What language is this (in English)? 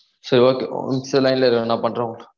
Tamil